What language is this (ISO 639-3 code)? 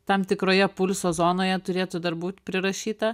lit